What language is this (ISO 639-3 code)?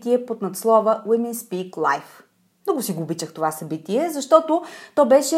bul